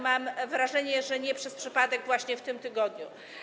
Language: Polish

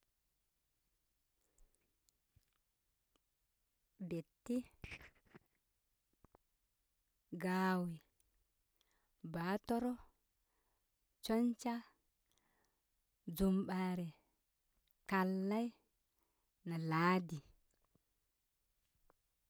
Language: Koma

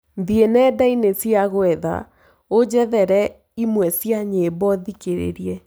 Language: Kikuyu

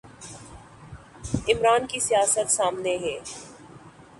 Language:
Urdu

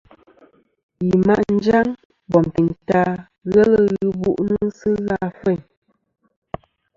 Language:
Kom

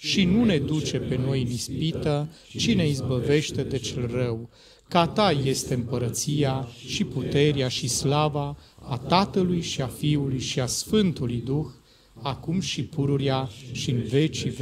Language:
Romanian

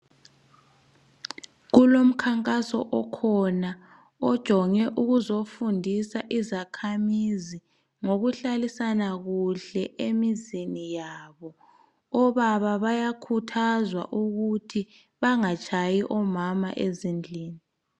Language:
North Ndebele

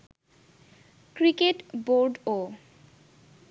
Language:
Bangla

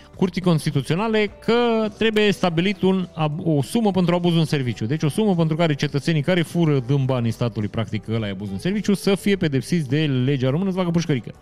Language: Romanian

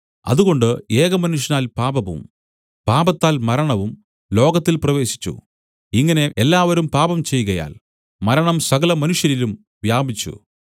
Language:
Malayalam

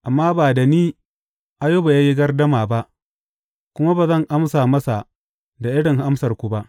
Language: Hausa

